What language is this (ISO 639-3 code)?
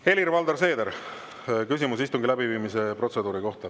est